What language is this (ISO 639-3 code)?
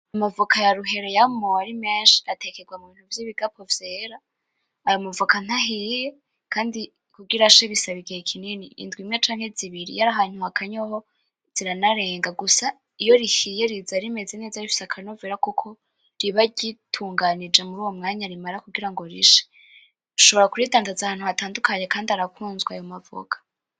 run